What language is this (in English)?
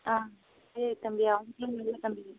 Tamil